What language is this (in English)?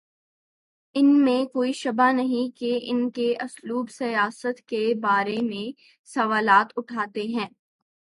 Urdu